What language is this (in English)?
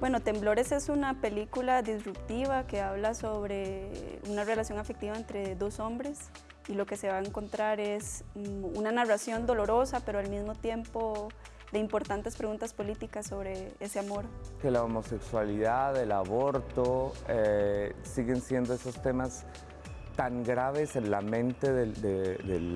Spanish